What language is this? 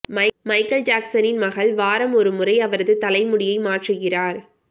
Tamil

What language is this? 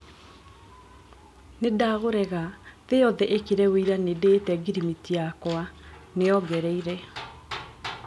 Kikuyu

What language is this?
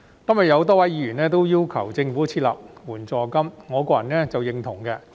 Cantonese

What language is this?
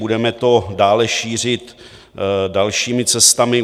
Czech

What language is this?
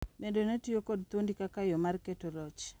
Luo (Kenya and Tanzania)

